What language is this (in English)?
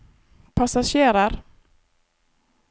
Norwegian